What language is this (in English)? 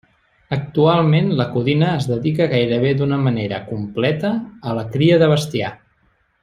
Catalan